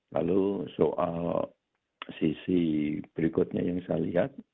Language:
Indonesian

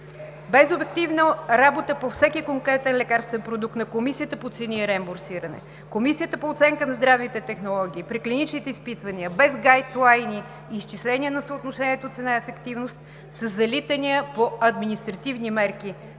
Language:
Bulgarian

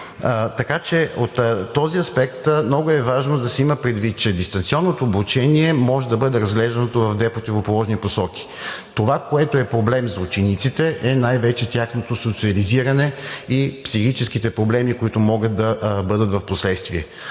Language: Bulgarian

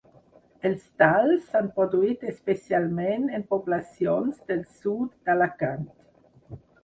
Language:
Catalan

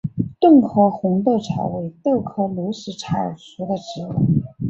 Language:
Chinese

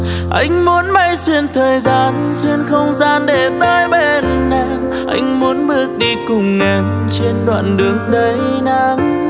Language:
Vietnamese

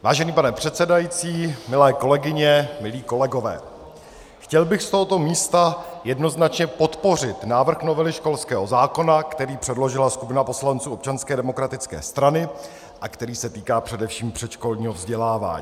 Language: Czech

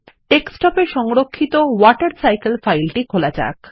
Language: Bangla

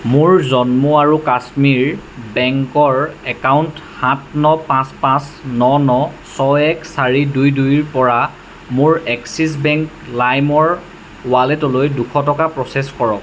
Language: Assamese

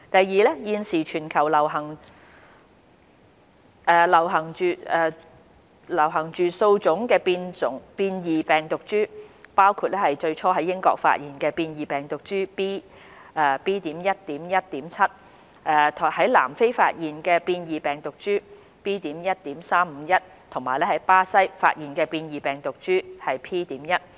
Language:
Cantonese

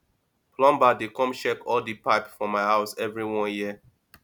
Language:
Nigerian Pidgin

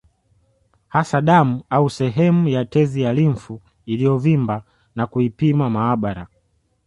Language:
Swahili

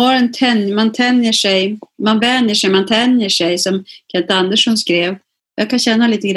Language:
Swedish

